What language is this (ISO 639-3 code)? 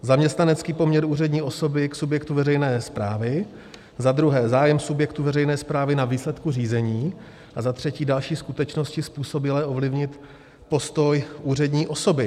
ces